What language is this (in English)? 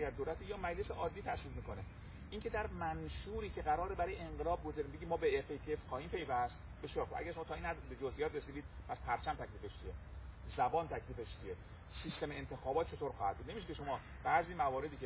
Persian